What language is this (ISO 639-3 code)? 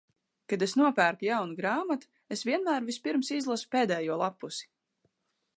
lav